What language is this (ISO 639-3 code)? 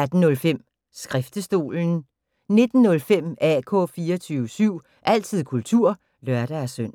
dan